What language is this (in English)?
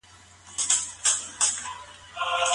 Pashto